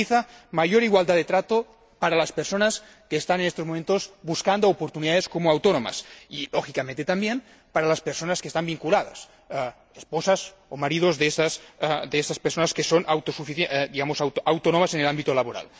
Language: Spanish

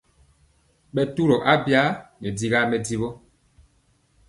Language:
Mpiemo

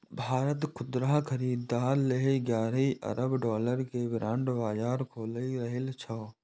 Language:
Maithili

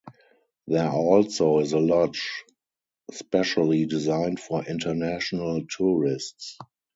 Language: English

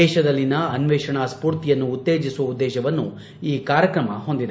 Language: Kannada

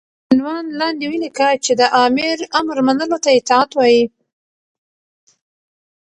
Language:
Pashto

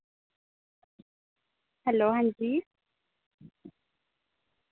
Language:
Dogri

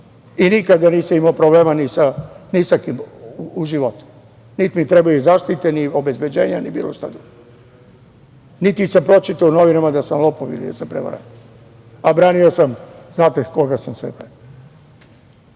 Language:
Serbian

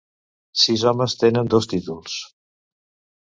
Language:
Catalan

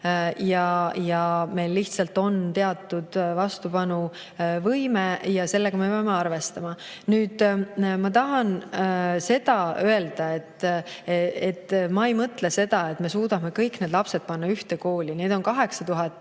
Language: Estonian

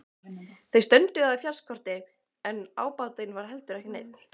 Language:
Icelandic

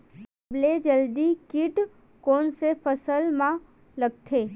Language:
Chhattisgarhi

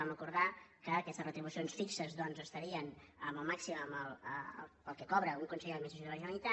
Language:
Catalan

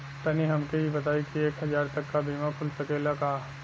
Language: Bhojpuri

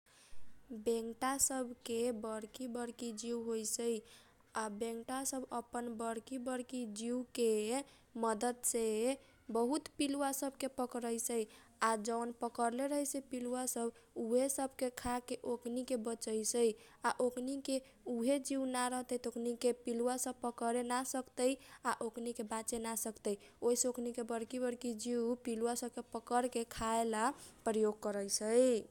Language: Kochila Tharu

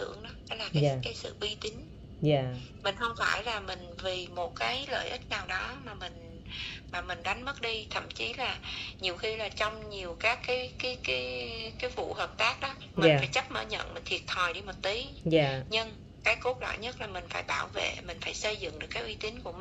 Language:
Vietnamese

